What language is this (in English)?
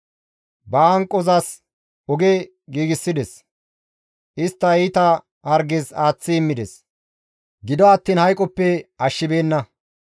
Gamo